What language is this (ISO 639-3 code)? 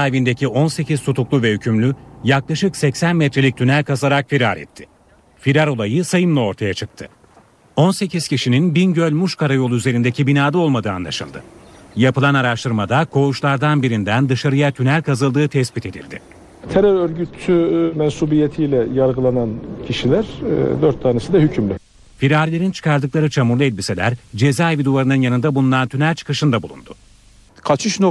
tur